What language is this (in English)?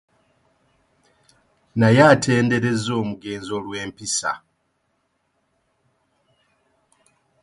Ganda